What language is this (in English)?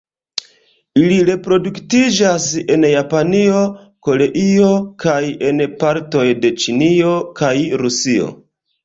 Esperanto